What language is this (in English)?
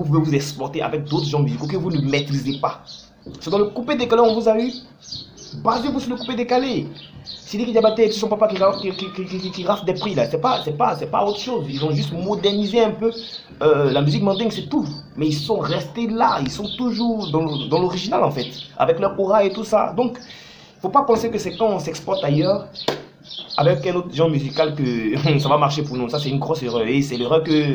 French